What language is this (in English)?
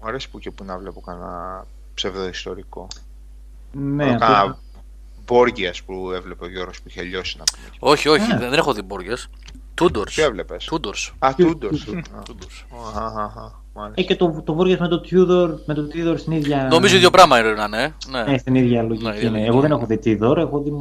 Greek